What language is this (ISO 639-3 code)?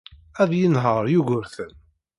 kab